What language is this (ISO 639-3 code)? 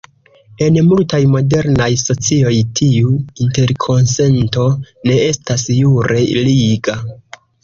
epo